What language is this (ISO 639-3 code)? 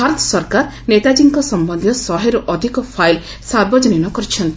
ori